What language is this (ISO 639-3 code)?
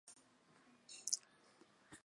zho